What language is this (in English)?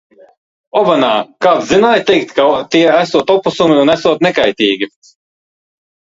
Latvian